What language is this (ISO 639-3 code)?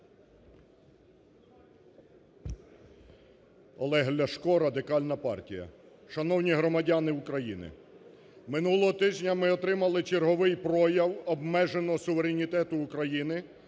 ukr